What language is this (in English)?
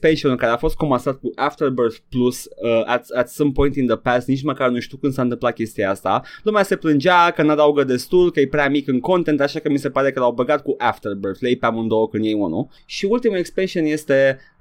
Romanian